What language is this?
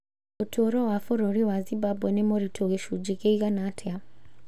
Kikuyu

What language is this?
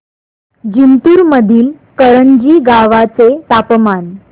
Marathi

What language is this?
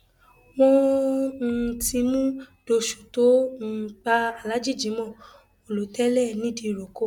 Yoruba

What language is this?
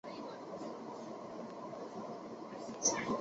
Chinese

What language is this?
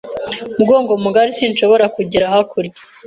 Kinyarwanda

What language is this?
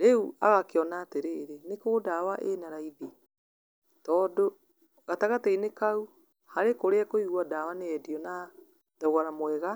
Kikuyu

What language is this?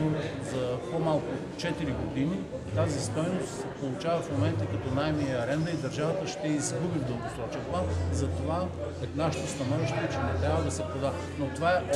Bulgarian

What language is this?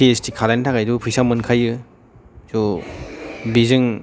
Bodo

